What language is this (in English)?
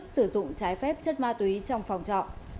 Vietnamese